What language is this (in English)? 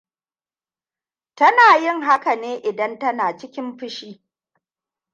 Hausa